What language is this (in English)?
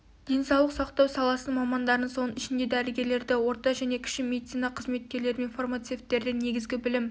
Kazakh